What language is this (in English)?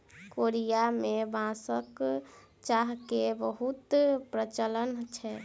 Maithili